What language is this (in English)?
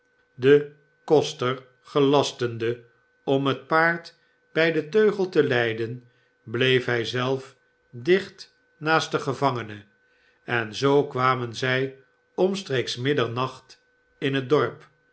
Dutch